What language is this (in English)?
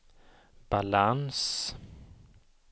Swedish